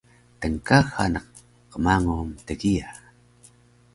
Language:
Taroko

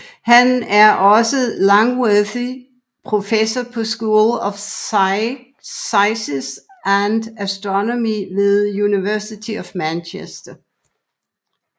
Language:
Danish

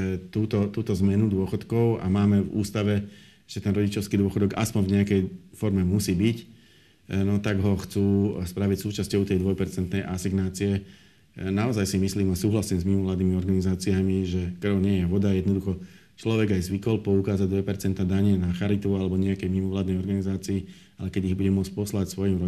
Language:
Slovak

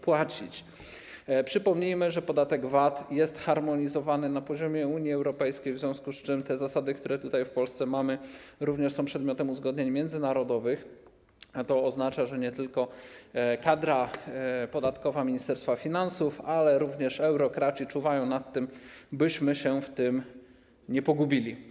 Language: Polish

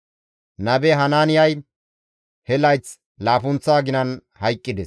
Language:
Gamo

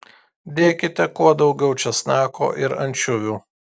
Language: Lithuanian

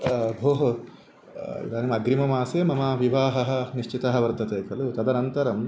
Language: Sanskrit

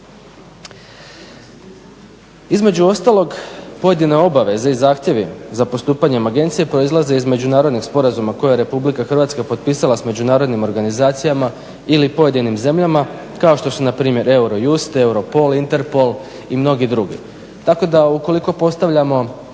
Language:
Croatian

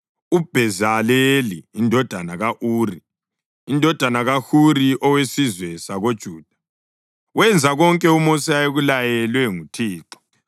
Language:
North Ndebele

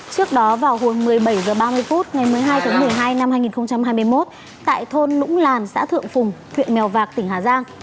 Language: Vietnamese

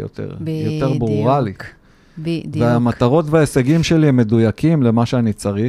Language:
Hebrew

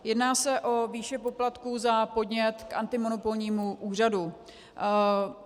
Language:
Czech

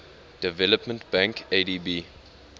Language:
English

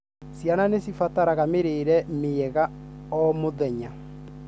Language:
Kikuyu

